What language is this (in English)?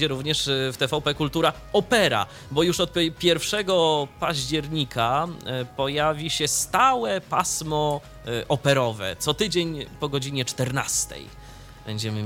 Polish